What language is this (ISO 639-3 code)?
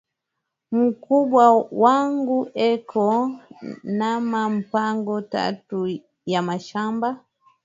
swa